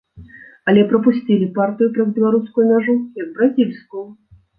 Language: Belarusian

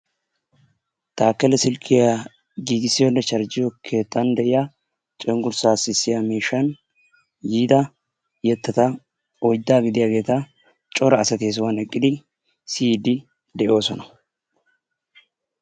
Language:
Wolaytta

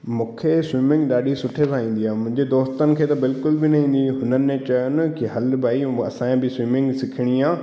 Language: Sindhi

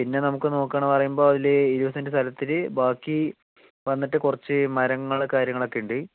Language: Malayalam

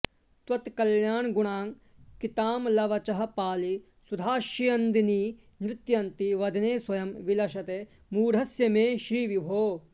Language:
Sanskrit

